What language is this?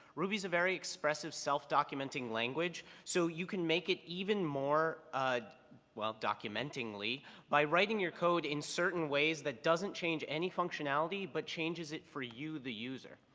English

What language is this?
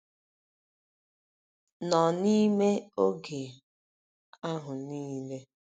Igbo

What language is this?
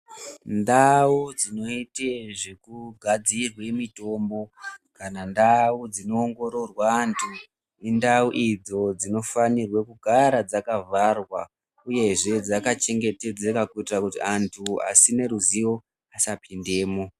Ndau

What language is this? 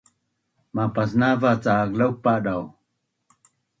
Bunun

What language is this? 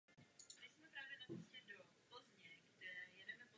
Czech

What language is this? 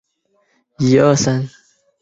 Chinese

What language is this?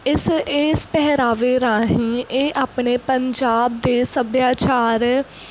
Punjabi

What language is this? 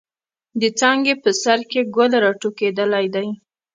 Pashto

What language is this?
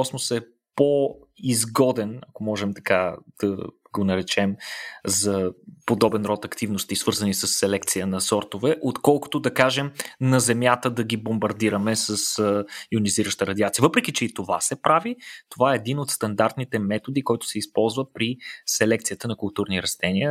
Bulgarian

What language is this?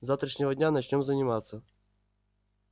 Russian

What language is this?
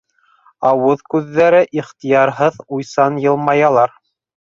Bashkir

